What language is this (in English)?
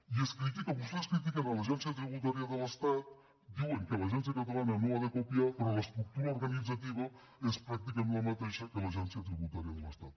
Catalan